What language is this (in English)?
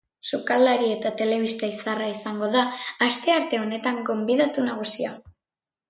Basque